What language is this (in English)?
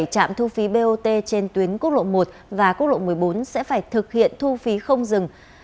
Vietnamese